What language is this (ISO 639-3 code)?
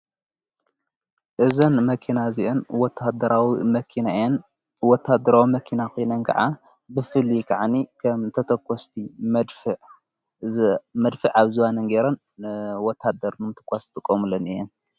tir